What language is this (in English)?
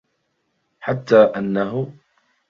Arabic